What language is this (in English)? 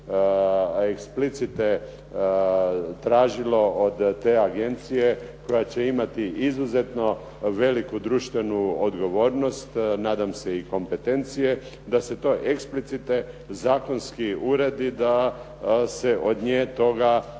Croatian